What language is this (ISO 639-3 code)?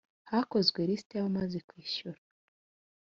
kin